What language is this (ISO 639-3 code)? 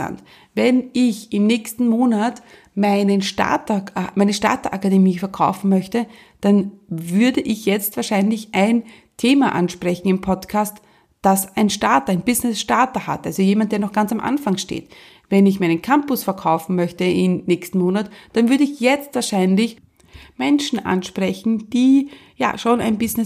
deu